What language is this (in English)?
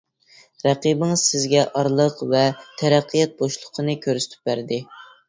Uyghur